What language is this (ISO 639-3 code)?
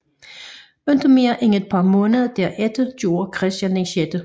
dan